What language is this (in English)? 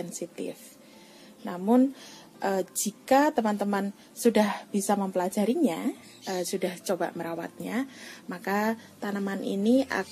Indonesian